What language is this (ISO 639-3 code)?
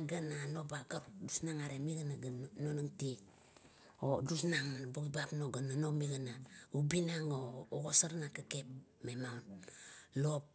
kto